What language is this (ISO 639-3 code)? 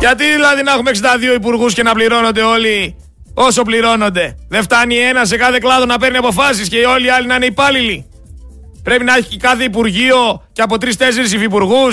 ell